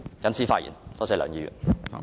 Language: Cantonese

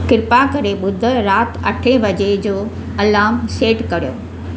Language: Sindhi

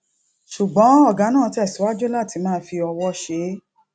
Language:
Yoruba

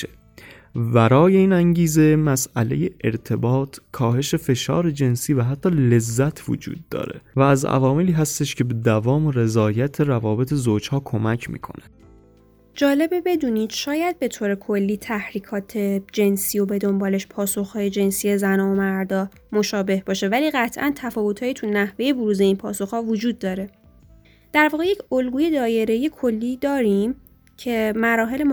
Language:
Persian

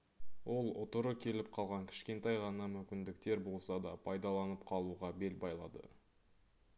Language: Kazakh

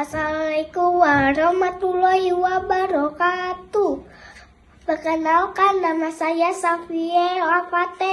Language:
Indonesian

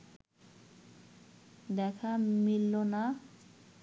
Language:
Bangla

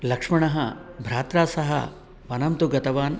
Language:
Sanskrit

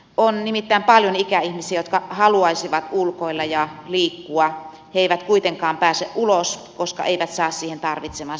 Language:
Finnish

